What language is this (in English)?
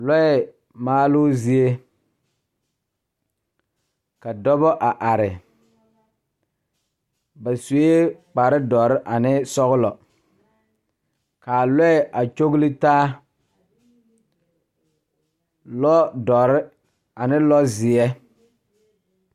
Southern Dagaare